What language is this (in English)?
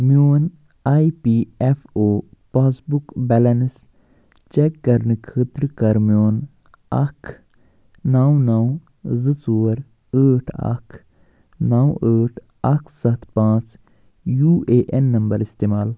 Kashmiri